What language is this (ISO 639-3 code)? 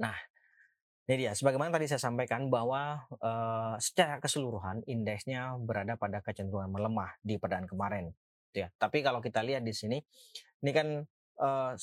ind